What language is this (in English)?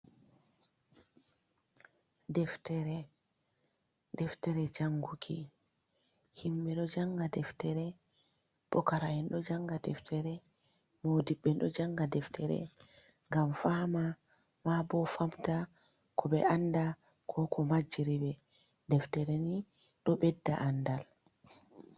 Fula